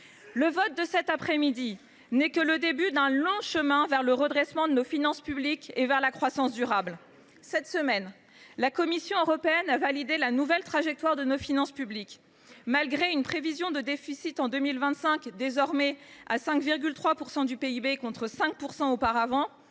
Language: French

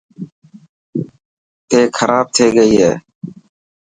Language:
Dhatki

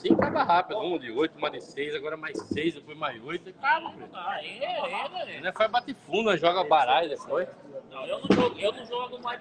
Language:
Portuguese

